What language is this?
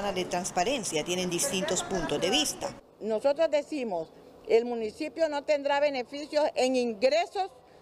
Spanish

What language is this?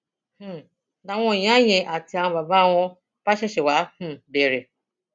Yoruba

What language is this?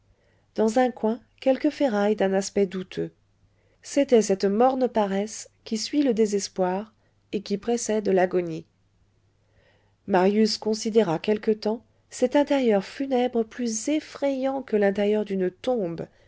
French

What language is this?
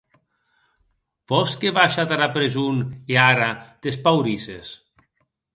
Occitan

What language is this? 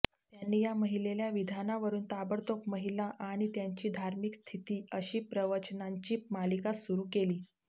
Marathi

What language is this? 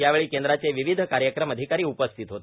Marathi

